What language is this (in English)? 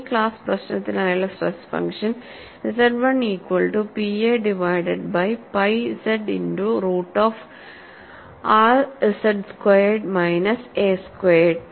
Malayalam